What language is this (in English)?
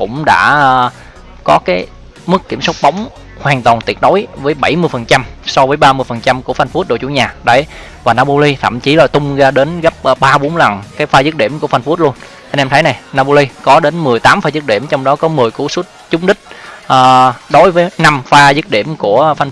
Vietnamese